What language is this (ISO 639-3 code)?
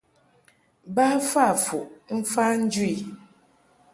mhk